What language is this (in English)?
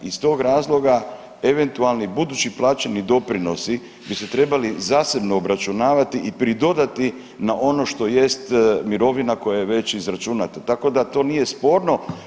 Croatian